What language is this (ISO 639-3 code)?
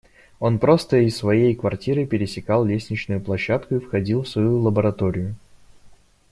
rus